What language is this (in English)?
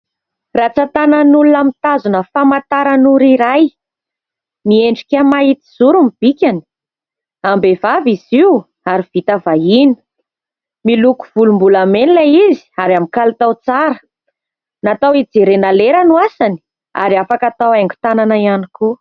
Malagasy